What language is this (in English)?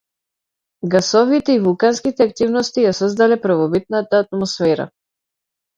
Macedonian